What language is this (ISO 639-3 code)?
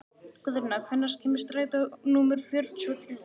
isl